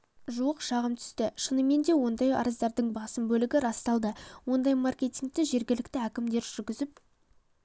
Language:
Kazakh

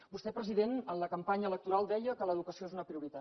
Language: Catalan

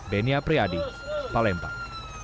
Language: Indonesian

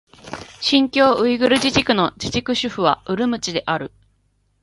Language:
Japanese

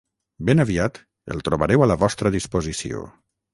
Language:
Catalan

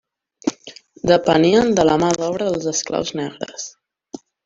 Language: Catalan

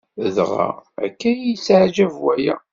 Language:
Kabyle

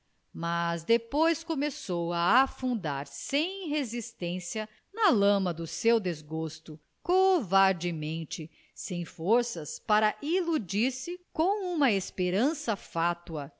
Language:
Portuguese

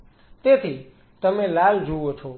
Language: Gujarati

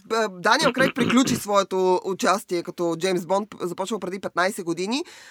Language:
Bulgarian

